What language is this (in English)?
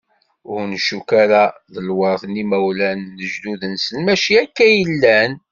Kabyle